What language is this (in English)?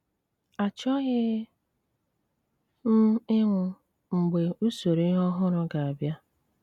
Igbo